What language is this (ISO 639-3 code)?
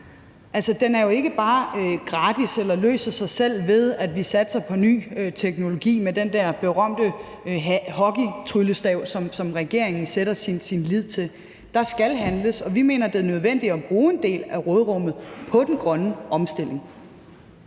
dan